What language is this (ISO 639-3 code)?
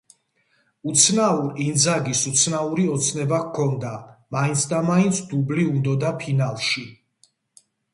kat